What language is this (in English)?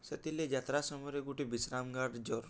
Odia